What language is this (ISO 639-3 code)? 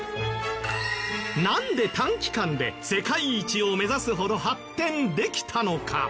jpn